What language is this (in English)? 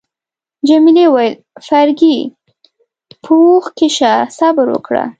Pashto